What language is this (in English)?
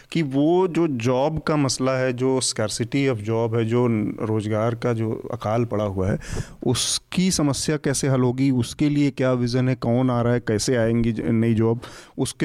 Hindi